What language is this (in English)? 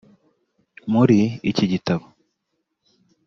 Kinyarwanda